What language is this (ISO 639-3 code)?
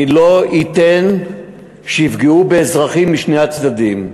heb